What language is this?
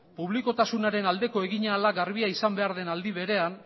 Basque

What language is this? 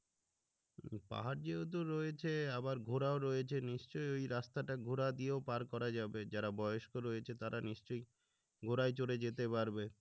Bangla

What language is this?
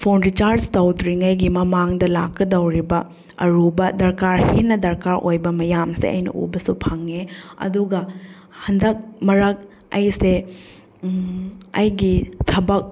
Manipuri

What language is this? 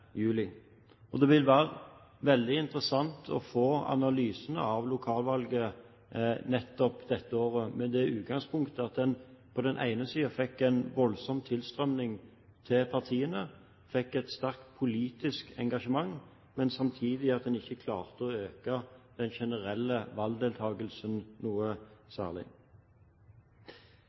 Norwegian Bokmål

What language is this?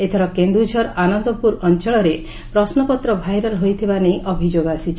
Odia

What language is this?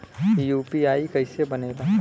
Bhojpuri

